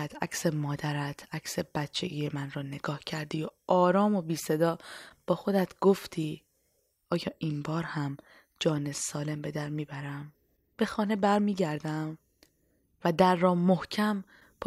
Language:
Persian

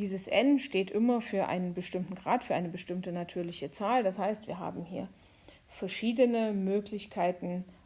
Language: German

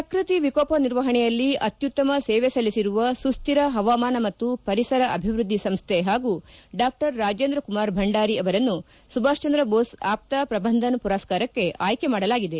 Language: Kannada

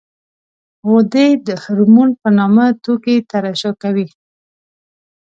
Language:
Pashto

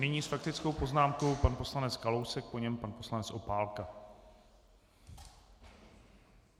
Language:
Czech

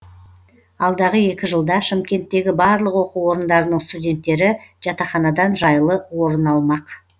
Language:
Kazakh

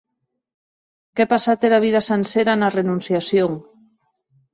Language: Occitan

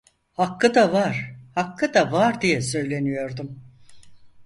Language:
Turkish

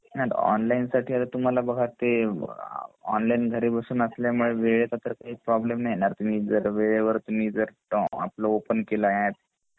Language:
Marathi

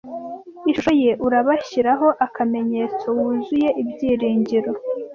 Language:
Kinyarwanda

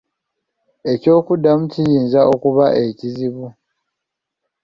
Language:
Ganda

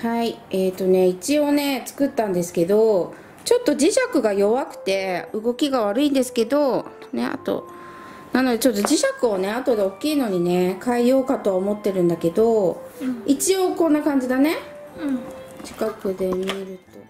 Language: Japanese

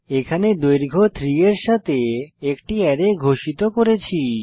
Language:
Bangla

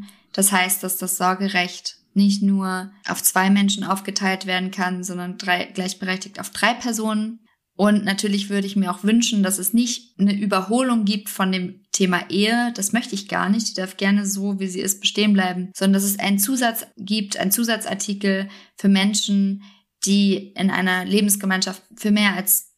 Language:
German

